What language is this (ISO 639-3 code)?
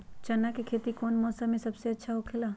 mag